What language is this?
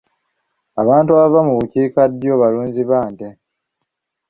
Ganda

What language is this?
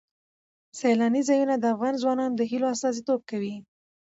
Pashto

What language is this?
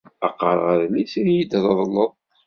Kabyle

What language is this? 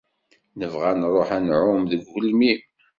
Kabyle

